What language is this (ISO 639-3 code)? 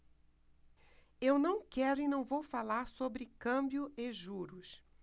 por